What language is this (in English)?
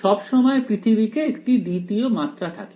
Bangla